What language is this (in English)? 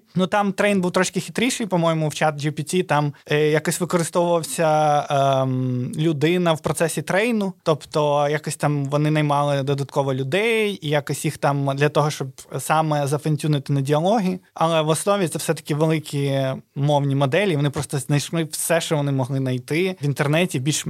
Ukrainian